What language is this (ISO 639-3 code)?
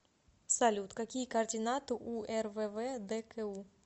rus